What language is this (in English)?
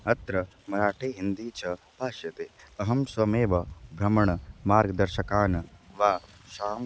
Sanskrit